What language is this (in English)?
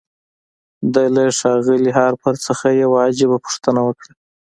Pashto